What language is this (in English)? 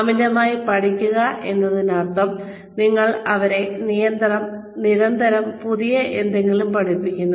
Malayalam